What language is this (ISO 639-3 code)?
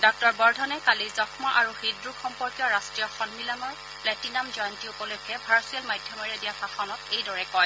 asm